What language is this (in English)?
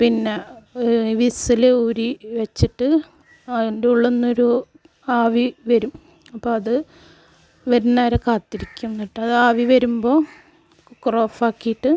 Malayalam